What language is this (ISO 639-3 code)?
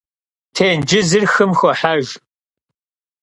kbd